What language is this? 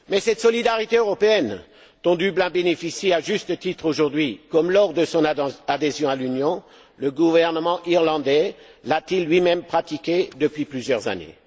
French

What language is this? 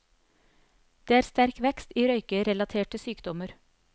Norwegian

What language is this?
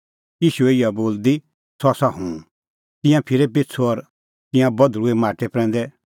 Kullu Pahari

